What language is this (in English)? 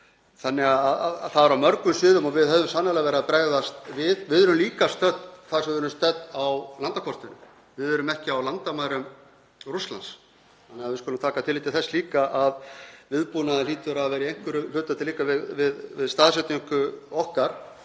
Icelandic